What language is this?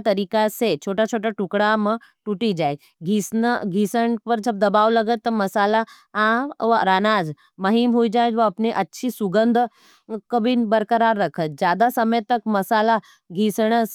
Nimadi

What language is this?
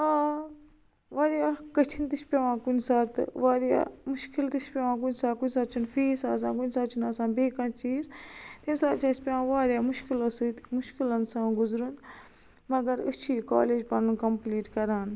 Kashmiri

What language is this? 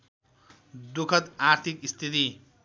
Nepali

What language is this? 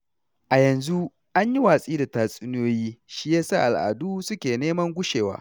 Hausa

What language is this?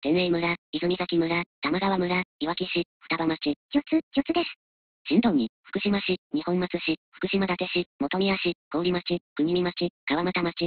Japanese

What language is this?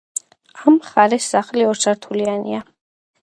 Georgian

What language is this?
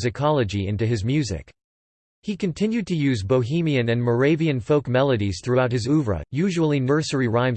English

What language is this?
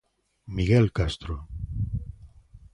Galician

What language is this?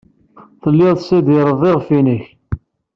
Kabyle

